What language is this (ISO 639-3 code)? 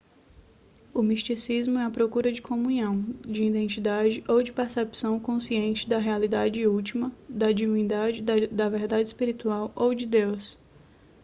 por